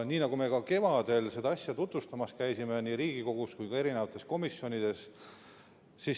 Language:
Estonian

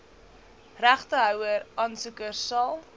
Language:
Afrikaans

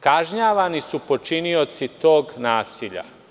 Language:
Serbian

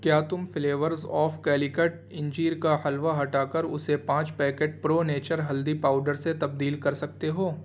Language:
Urdu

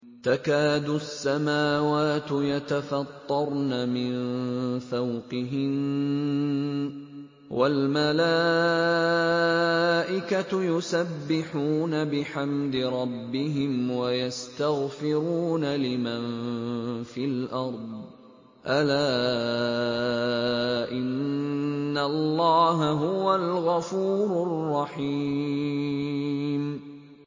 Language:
Arabic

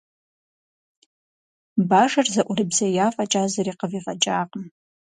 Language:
Kabardian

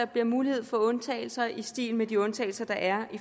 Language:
Danish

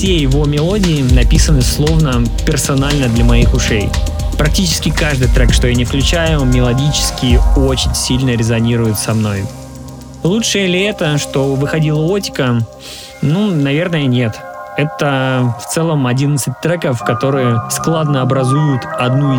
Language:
Russian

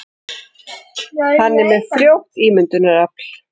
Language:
Icelandic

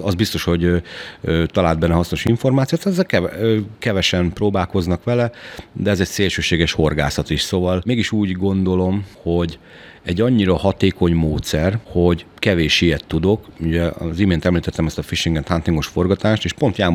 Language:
Hungarian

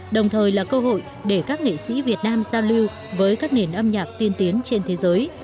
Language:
Vietnamese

